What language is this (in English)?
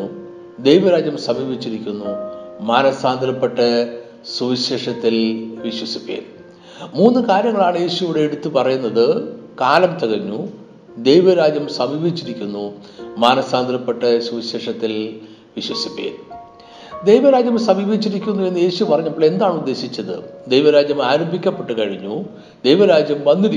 Malayalam